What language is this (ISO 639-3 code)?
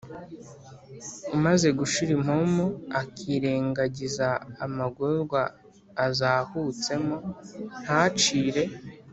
kin